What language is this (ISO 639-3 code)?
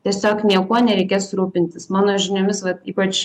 lit